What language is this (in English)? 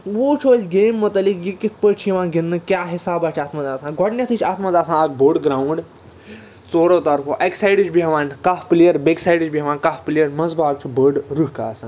Kashmiri